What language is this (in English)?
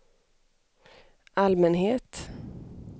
Swedish